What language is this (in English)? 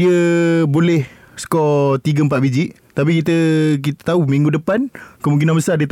Malay